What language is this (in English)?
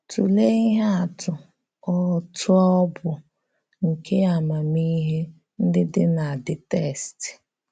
Igbo